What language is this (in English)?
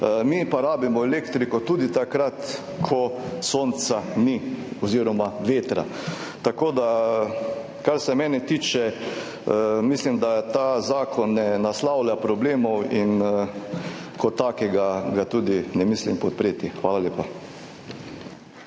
Slovenian